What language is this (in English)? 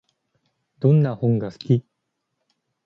Japanese